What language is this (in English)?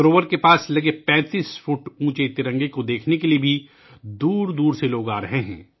Urdu